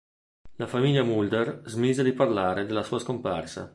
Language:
Italian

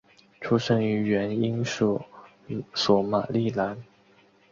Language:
Chinese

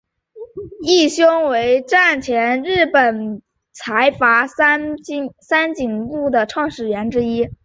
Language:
Chinese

